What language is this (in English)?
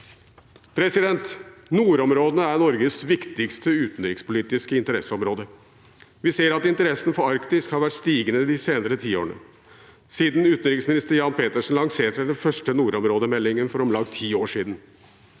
Norwegian